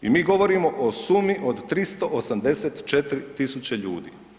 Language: Croatian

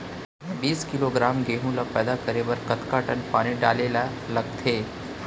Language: Chhattisgarhi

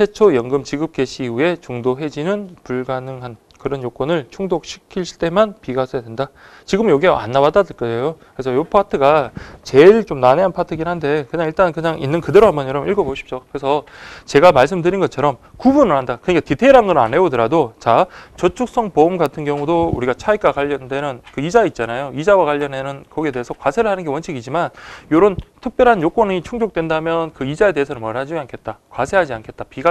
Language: Korean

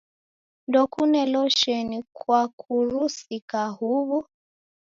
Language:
Taita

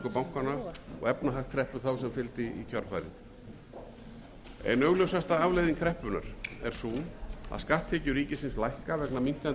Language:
Icelandic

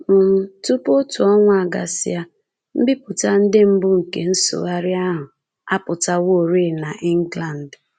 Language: Igbo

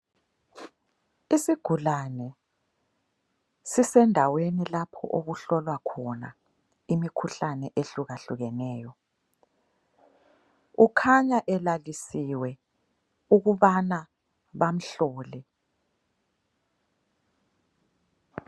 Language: North Ndebele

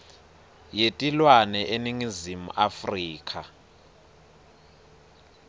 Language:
Swati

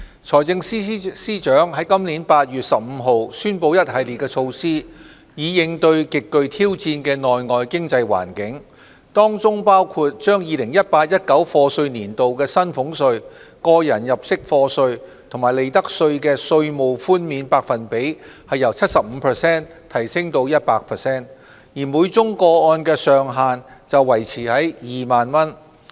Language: Cantonese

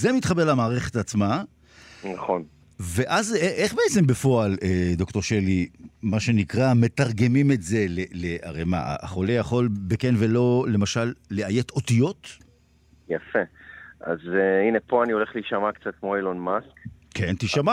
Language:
Hebrew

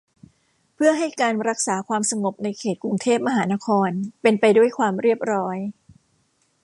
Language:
Thai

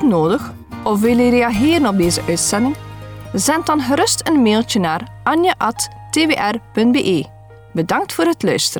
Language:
Dutch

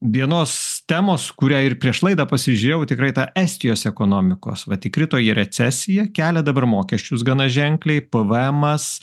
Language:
Lithuanian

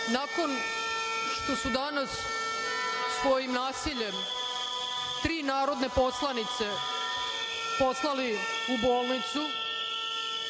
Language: Serbian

